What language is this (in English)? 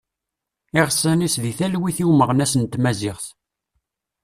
Kabyle